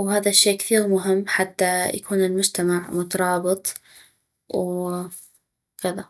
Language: North Mesopotamian Arabic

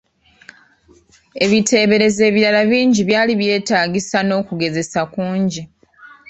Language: Ganda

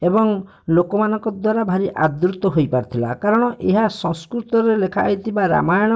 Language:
Odia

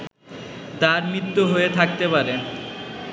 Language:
Bangla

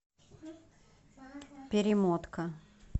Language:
Russian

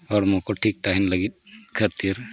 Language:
Santali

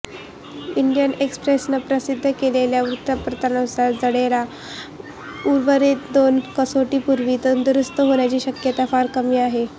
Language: Marathi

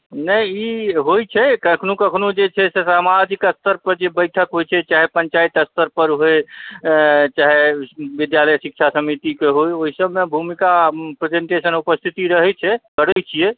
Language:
Maithili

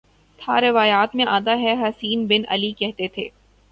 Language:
Urdu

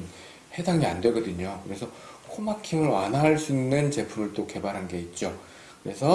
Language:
Korean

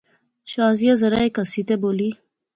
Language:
Pahari-Potwari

